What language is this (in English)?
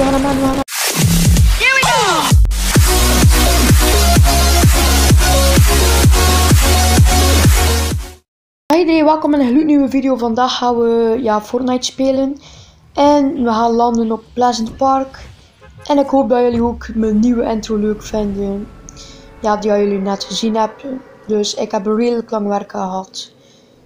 Dutch